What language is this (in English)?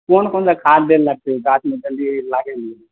Maithili